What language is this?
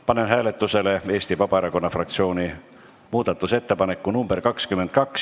Estonian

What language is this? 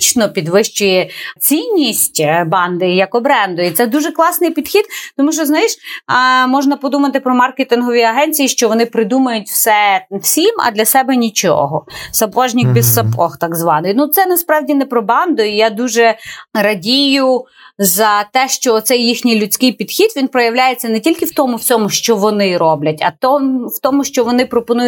Ukrainian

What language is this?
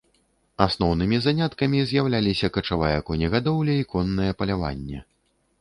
Belarusian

